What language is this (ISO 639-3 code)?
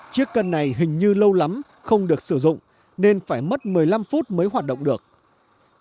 vie